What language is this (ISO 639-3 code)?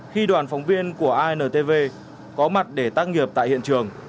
vie